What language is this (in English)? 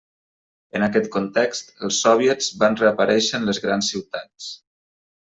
Catalan